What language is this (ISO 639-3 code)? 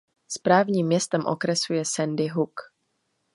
ces